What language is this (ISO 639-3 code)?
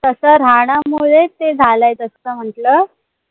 mar